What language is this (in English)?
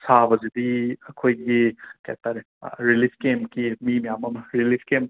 Manipuri